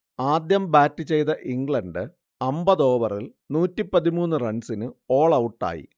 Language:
Malayalam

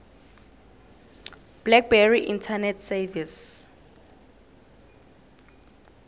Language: South Ndebele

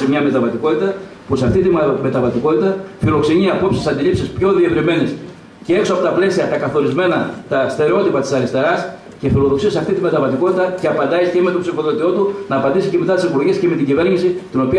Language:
Greek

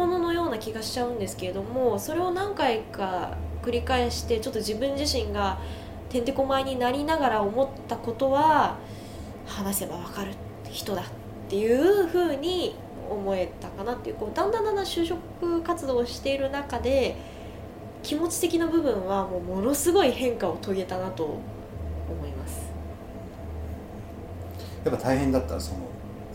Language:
Japanese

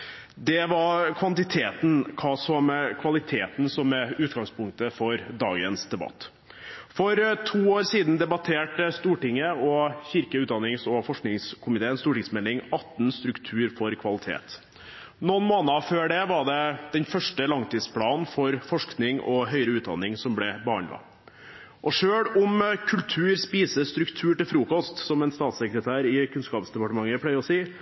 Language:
Norwegian Bokmål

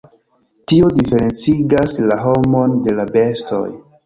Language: Esperanto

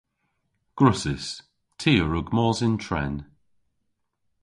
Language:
Cornish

